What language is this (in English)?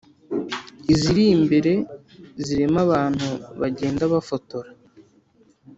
Kinyarwanda